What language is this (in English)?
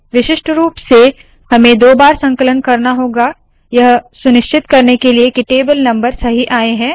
Hindi